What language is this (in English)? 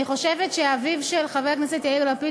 Hebrew